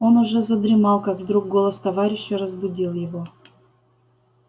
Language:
Russian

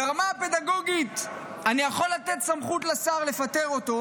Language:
Hebrew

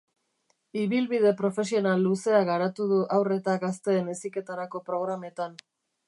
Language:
Basque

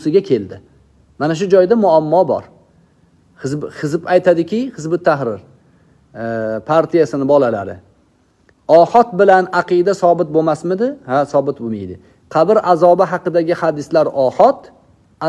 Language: Turkish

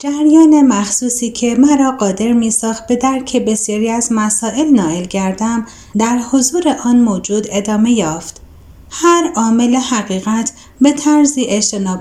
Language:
Persian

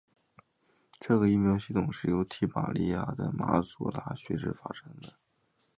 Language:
Chinese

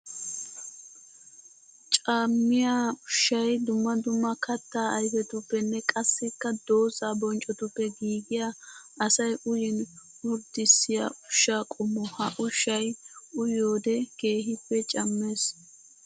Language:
Wolaytta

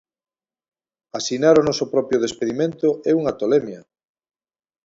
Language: Galician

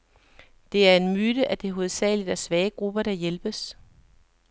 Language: Danish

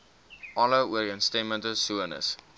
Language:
Afrikaans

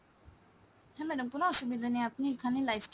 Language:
Bangla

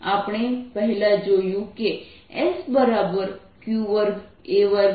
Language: Gujarati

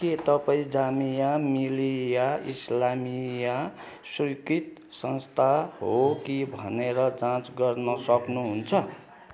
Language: Nepali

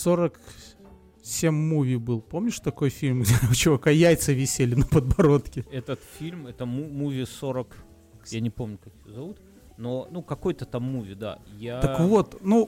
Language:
Russian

